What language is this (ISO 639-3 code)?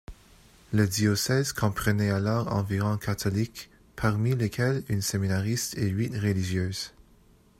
fra